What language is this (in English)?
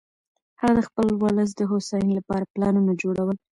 Pashto